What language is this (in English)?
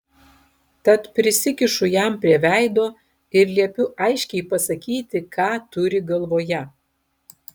Lithuanian